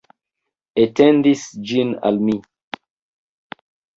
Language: Esperanto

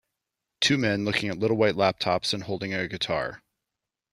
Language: English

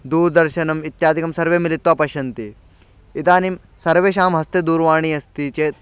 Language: Sanskrit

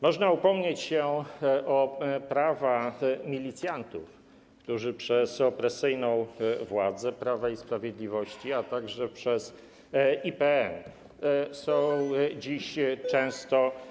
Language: Polish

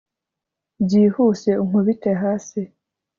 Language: Kinyarwanda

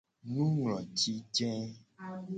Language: Gen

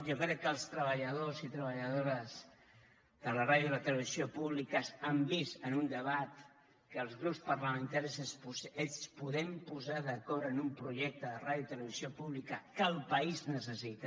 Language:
Catalan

